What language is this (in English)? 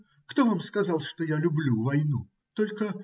Russian